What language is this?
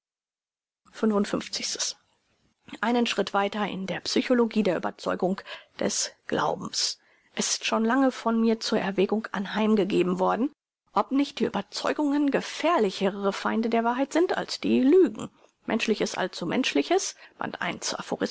German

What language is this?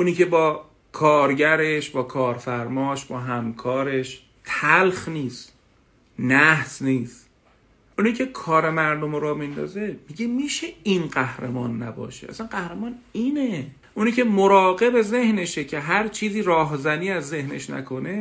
Persian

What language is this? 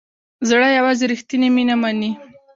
Pashto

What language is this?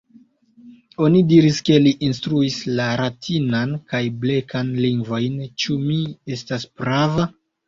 Esperanto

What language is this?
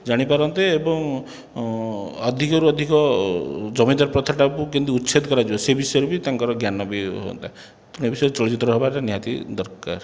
Odia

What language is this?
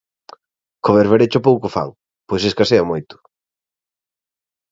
Galician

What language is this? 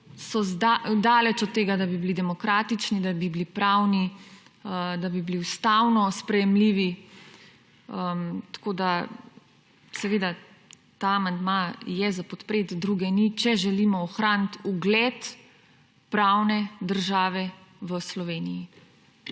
Slovenian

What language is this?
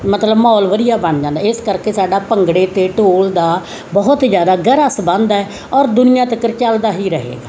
Punjabi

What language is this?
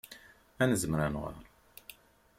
Kabyle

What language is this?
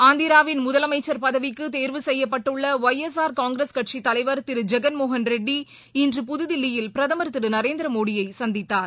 Tamil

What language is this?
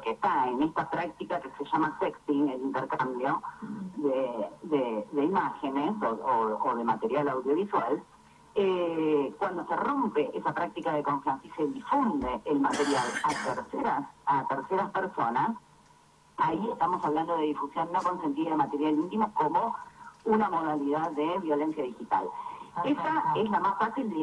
Spanish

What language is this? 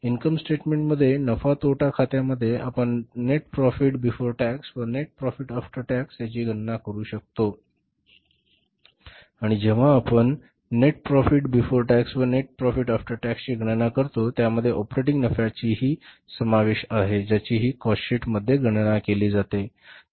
Marathi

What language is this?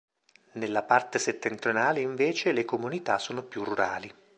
Italian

